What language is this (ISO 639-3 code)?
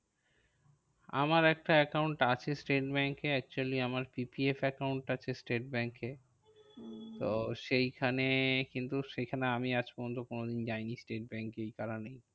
ben